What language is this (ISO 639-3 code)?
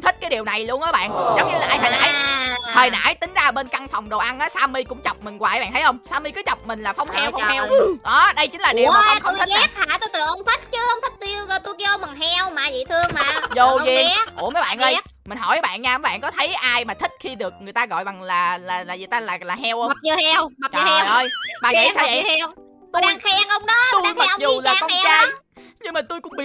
vie